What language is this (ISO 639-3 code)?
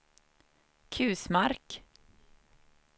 swe